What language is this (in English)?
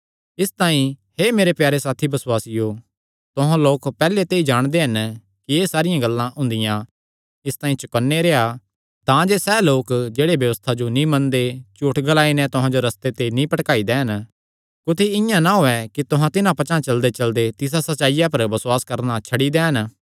Kangri